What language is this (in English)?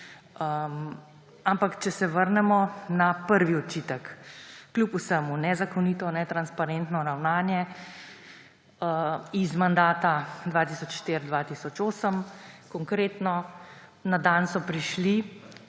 Slovenian